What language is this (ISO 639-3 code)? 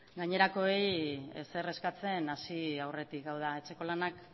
eus